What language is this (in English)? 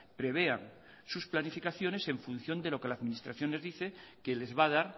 Spanish